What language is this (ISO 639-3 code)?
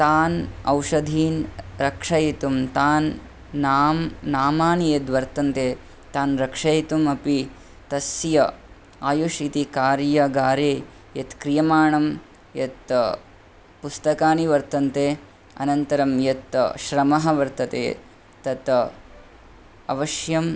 san